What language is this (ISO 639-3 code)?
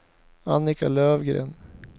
swe